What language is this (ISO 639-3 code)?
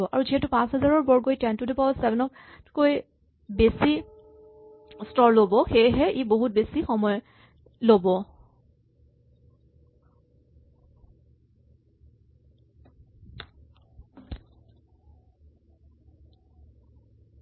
asm